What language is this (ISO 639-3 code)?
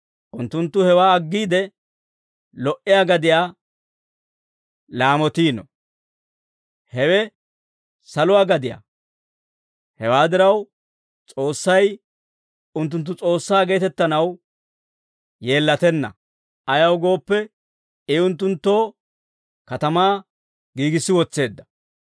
dwr